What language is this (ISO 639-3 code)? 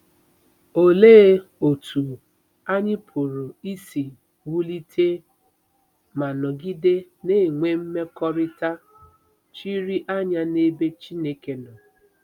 ibo